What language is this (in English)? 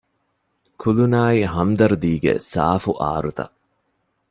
Divehi